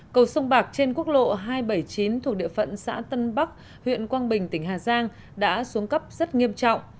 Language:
Vietnamese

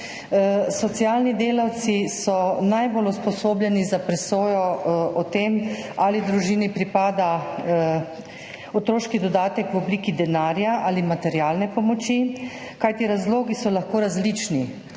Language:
Slovenian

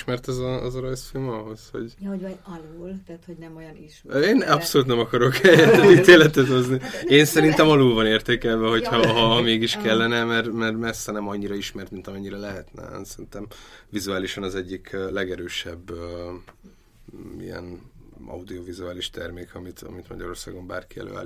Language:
Hungarian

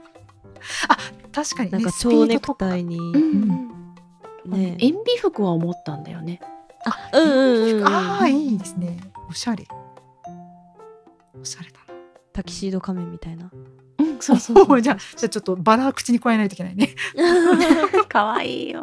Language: Japanese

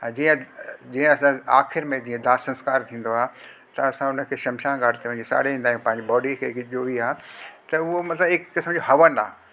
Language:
Sindhi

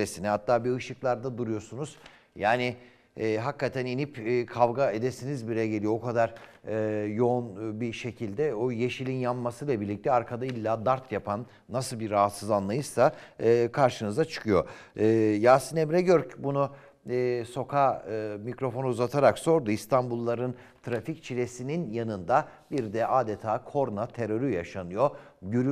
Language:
Turkish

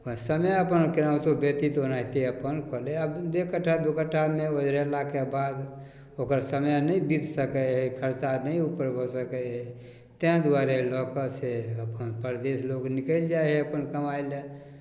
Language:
Maithili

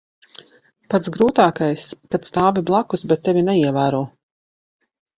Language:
Latvian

